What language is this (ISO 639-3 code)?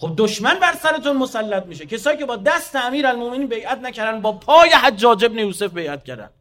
fas